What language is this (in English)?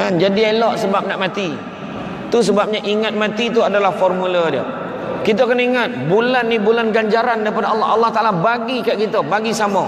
Malay